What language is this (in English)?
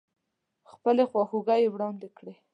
Pashto